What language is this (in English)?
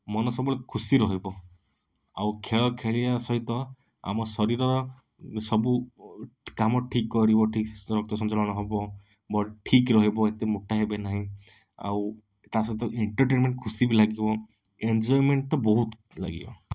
Odia